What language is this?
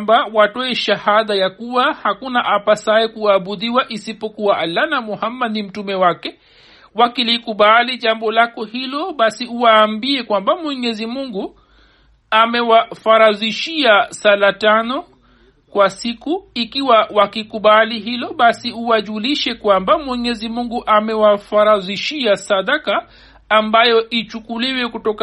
Swahili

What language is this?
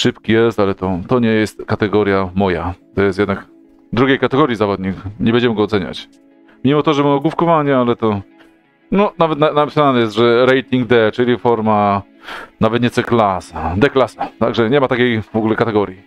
Polish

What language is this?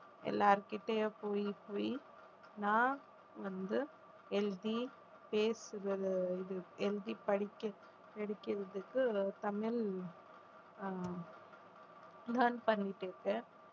Tamil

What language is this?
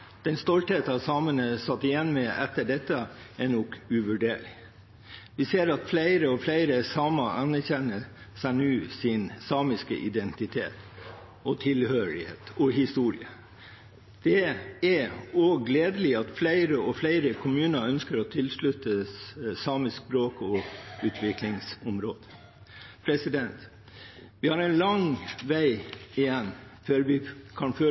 Norwegian Bokmål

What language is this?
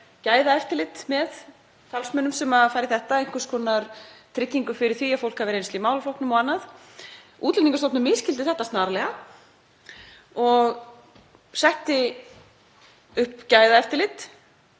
Icelandic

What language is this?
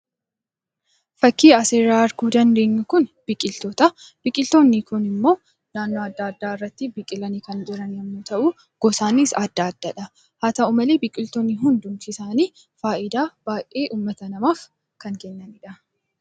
Oromo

